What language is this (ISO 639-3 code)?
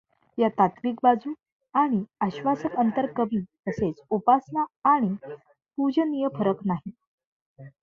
mar